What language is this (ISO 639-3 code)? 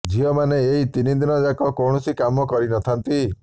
ori